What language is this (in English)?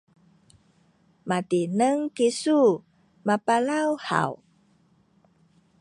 Sakizaya